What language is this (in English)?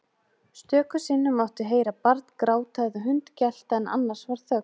Icelandic